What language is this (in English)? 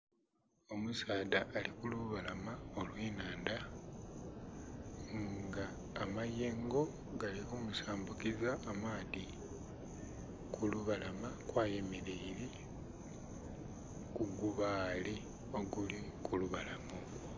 Soga